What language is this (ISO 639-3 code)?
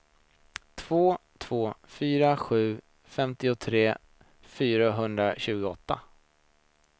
swe